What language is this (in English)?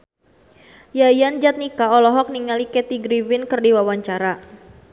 Sundanese